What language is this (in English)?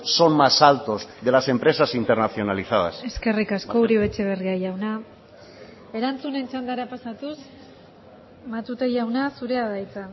Basque